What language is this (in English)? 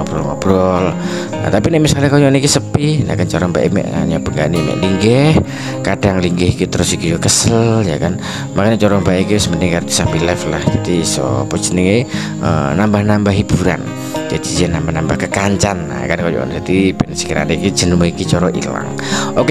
Indonesian